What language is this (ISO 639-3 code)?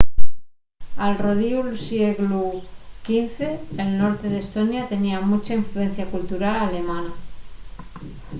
ast